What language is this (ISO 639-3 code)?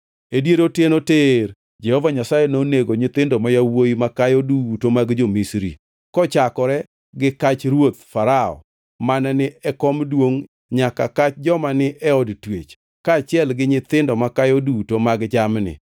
luo